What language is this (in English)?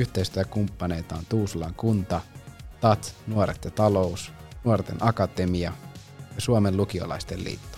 Finnish